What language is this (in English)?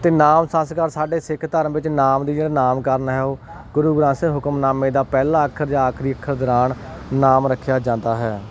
Punjabi